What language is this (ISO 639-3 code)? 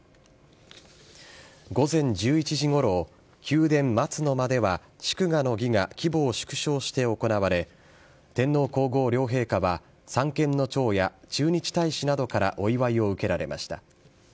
jpn